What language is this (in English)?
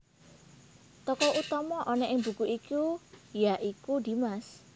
Javanese